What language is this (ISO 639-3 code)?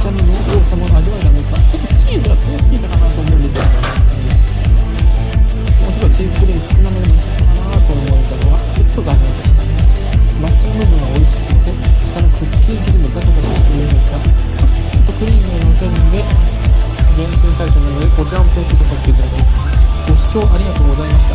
jpn